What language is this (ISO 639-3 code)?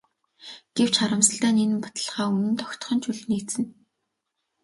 mon